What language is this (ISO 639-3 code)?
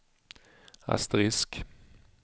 swe